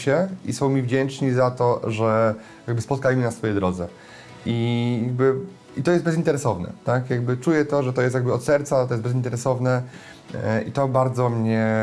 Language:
Polish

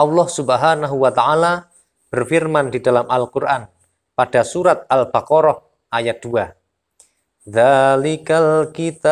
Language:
Indonesian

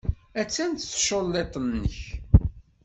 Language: Kabyle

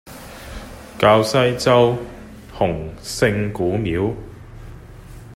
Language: Cantonese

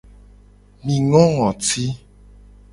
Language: Gen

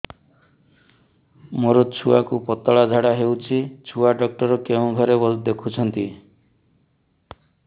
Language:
Odia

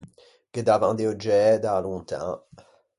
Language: Ligurian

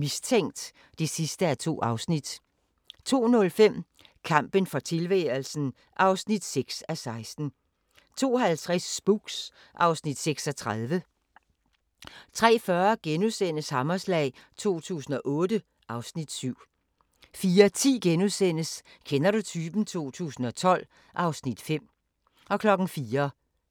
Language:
Danish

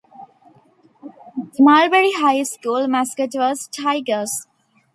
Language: English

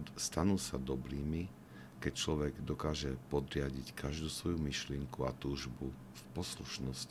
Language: Slovak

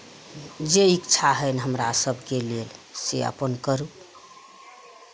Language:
Maithili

